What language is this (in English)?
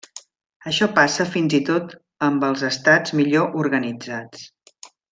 Catalan